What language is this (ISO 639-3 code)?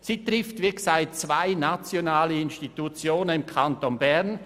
gsw